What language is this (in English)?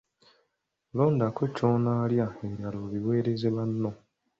Ganda